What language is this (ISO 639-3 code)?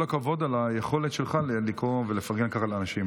heb